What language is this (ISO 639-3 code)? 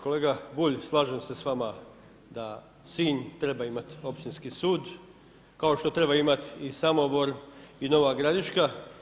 hrv